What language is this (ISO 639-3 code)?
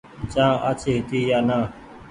gig